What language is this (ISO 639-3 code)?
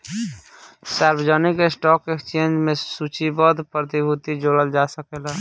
bho